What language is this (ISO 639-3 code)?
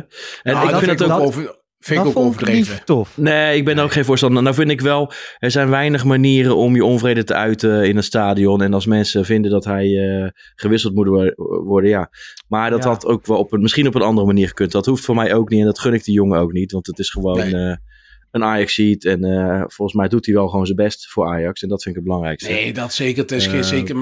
nld